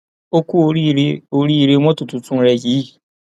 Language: Yoruba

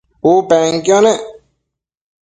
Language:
Matsés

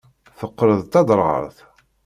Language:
Kabyle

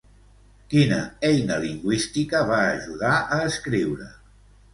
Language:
Catalan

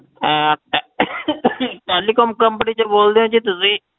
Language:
Punjabi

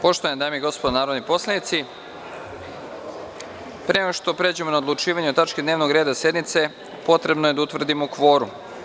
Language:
Serbian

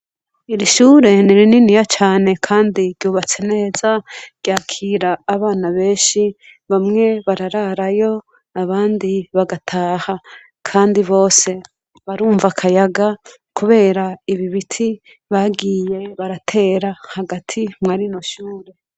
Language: Rundi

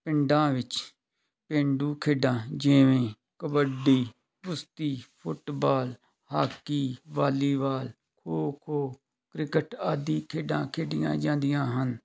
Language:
Punjabi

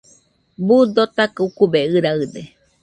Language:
Nüpode Huitoto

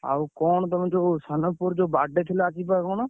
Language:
Odia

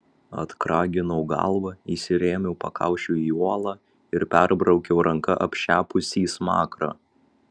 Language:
Lithuanian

